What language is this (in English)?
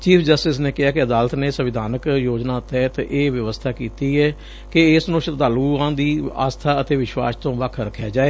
Punjabi